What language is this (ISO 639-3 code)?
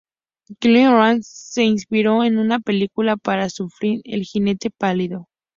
spa